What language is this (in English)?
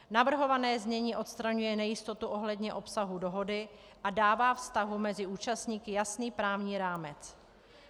Czech